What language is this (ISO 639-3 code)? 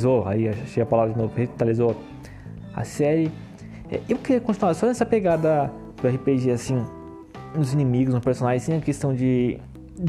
por